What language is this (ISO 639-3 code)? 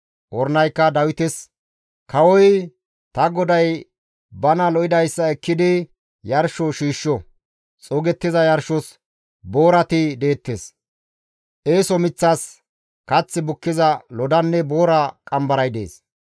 gmv